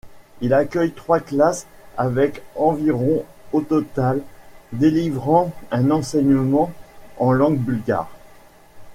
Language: French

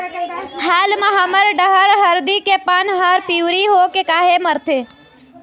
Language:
Chhattisgarhi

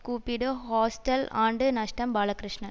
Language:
Tamil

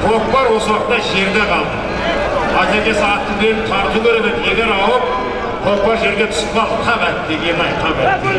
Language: Turkish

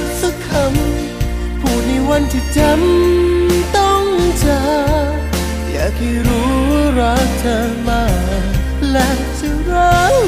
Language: Thai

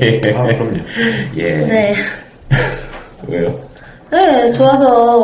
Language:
Korean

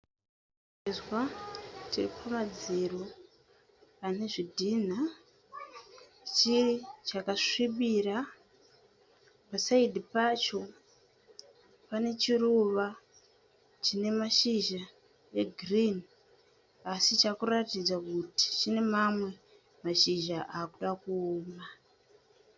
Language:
Shona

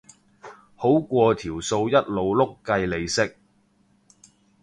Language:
Cantonese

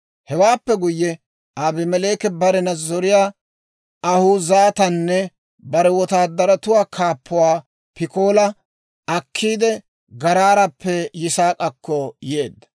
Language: Dawro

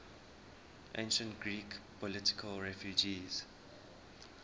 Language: English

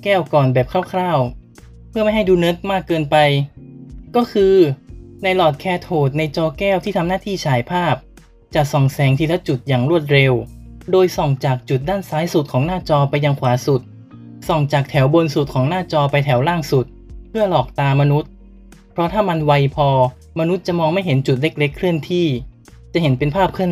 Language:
Thai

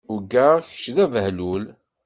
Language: Kabyle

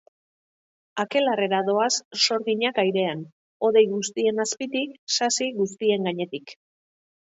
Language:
Basque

